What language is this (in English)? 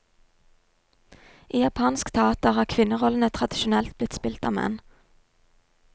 Norwegian